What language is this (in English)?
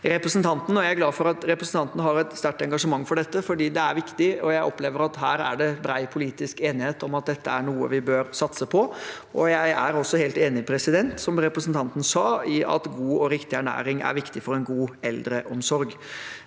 Norwegian